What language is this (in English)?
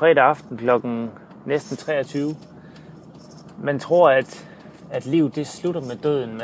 Danish